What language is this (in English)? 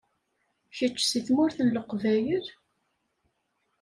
Kabyle